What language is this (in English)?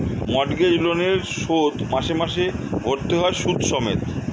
Bangla